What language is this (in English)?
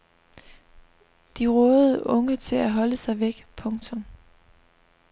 Danish